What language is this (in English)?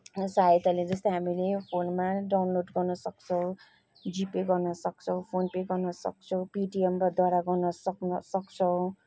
Nepali